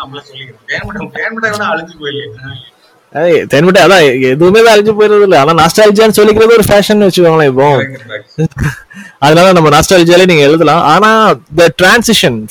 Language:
Tamil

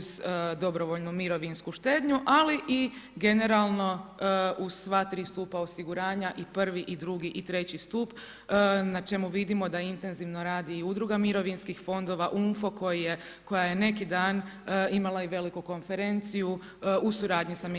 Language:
Croatian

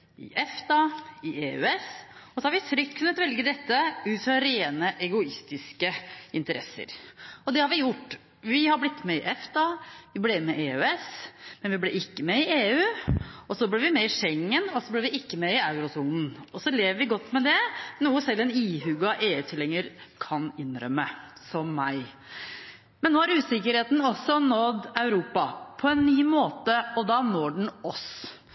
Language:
Norwegian Bokmål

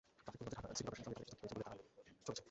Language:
Bangla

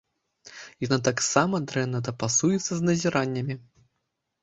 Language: Belarusian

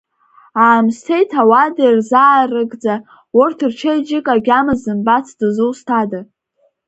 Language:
Abkhazian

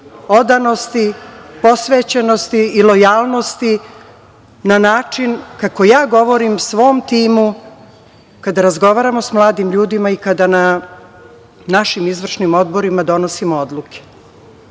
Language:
Serbian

